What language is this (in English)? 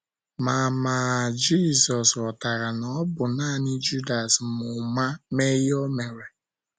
Igbo